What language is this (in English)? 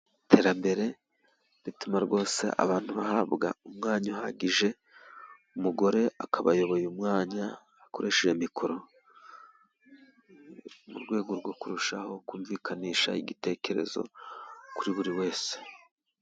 Kinyarwanda